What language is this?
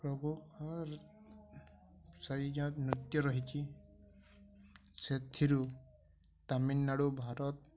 Odia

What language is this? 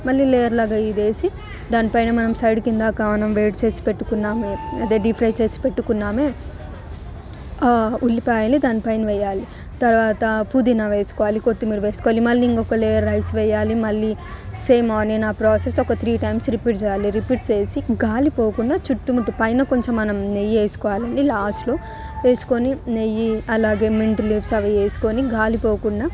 Telugu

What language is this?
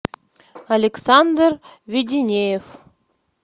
Russian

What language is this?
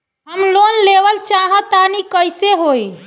Bhojpuri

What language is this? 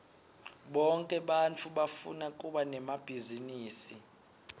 Swati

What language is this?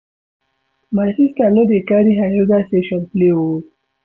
Nigerian Pidgin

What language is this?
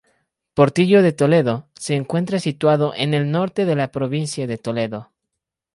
Spanish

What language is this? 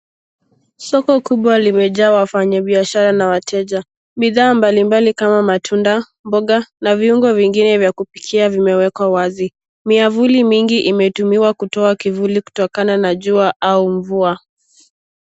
Swahili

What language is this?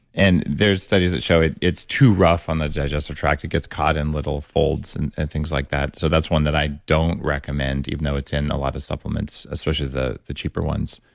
English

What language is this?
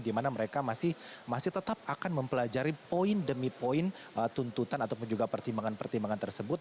Indonesian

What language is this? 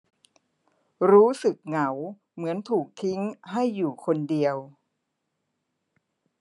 Thai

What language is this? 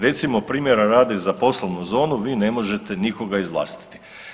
Croatian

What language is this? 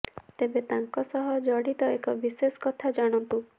Odia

